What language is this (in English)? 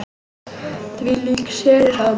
Icelandic